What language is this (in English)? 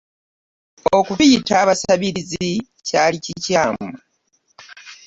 Ganda